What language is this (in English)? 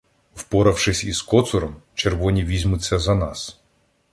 Ukrainian